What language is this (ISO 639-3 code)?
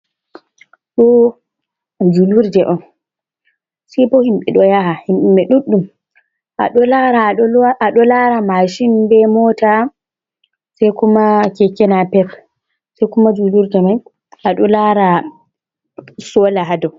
ful